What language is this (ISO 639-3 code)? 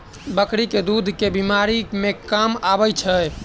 mai